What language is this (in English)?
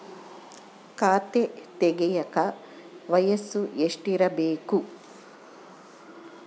Kannada